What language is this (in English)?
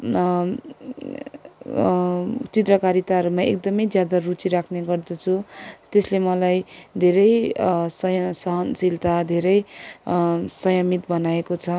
Nepali